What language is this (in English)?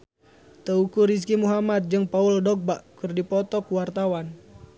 Sundanese